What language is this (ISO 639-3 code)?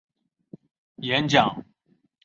zho